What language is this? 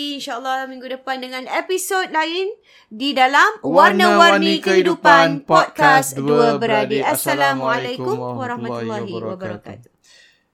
Malay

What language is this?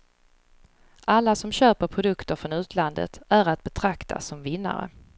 Swedish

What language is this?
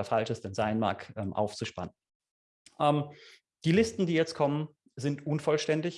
German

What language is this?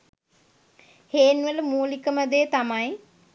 Sinhala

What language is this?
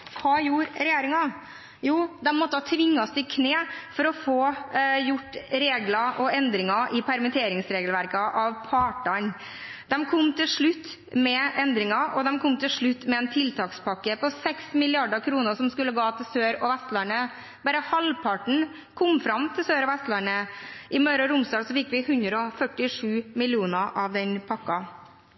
Norwegian Bokmål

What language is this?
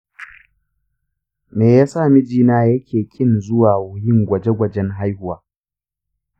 Hausa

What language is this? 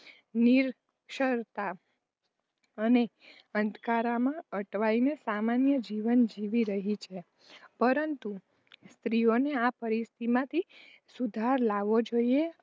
Gujarati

